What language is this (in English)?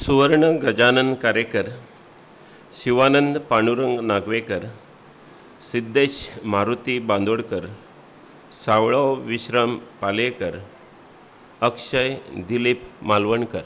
Konkani